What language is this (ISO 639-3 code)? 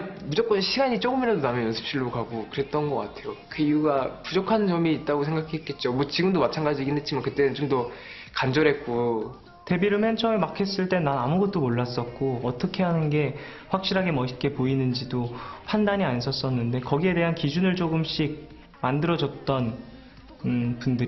kor